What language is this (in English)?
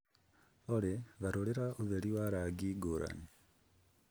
Kikuyu